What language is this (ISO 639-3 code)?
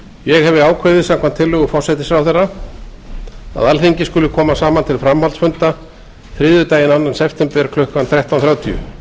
isl